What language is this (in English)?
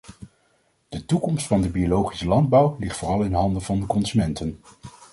Dutch